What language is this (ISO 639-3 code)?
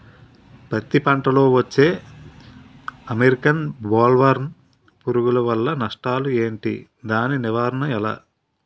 tel